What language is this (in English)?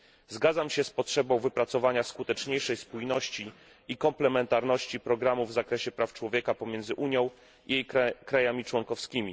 Polish